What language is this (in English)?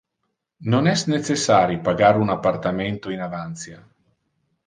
Interlingua